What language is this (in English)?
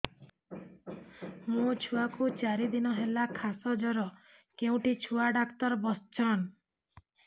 Odia